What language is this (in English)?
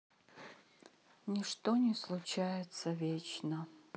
Russian